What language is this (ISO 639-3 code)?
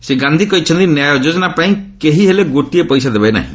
ori